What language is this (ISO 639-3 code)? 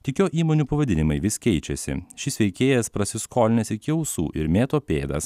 lit